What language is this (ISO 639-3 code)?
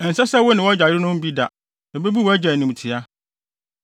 aka